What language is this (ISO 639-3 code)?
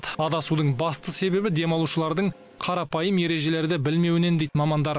kaz